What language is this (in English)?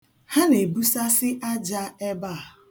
Igbo